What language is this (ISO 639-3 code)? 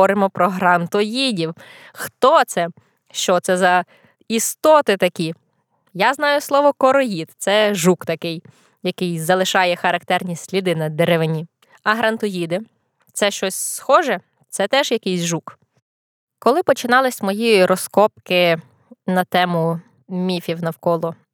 ukr